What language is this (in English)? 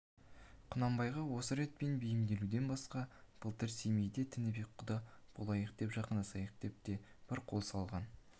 Kazakh